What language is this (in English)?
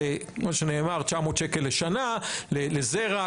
Hebrew